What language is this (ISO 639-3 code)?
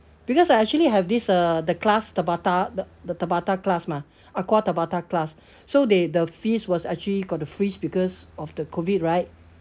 eng